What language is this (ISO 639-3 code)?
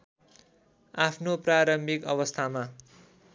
nep